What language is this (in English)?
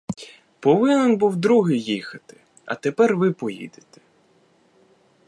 Ukrainian